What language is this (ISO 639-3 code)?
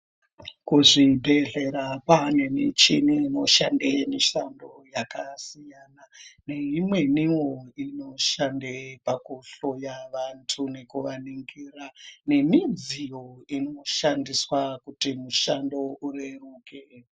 ndc